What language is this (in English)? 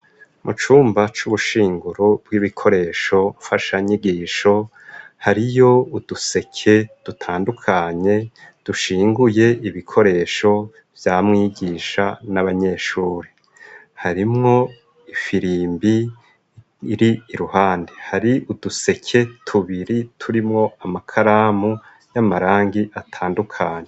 Rundi